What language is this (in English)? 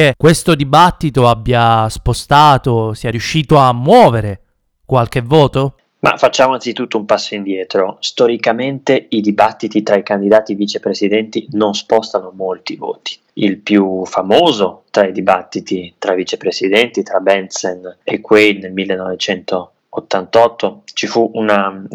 Italian